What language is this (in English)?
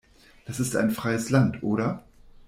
German